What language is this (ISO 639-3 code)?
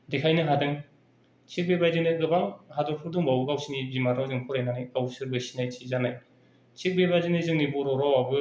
brx